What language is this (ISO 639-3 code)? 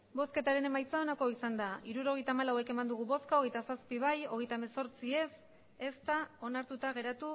eus